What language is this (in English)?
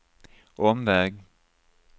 Swedish